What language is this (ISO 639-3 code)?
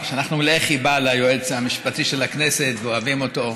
heb